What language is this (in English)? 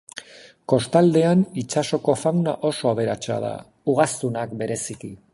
Basque